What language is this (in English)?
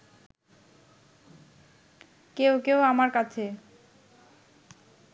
Bangla